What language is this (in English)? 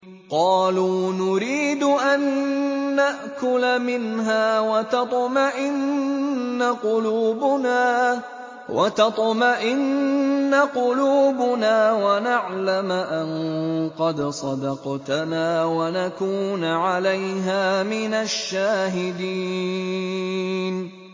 Arabic